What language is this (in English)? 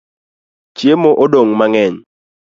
Luo (Kenya and Tanzania)